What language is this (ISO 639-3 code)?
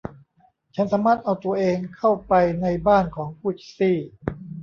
tha